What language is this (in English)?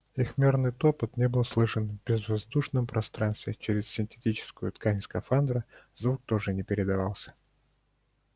Russian